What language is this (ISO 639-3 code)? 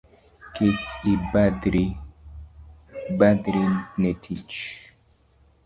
luo